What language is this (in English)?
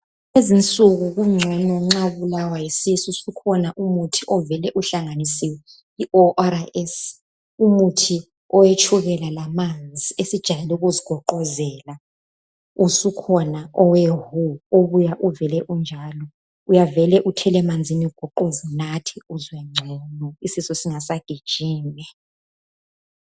North Ndebele